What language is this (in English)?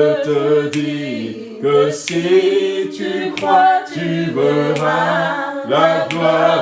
French